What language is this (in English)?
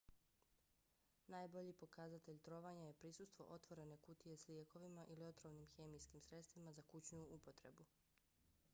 Bosnian